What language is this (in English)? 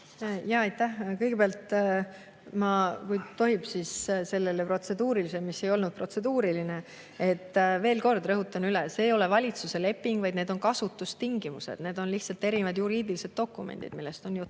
Estonian